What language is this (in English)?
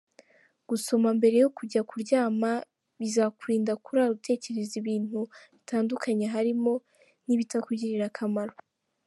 Kinyarwanda